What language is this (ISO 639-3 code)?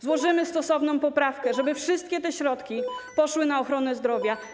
pol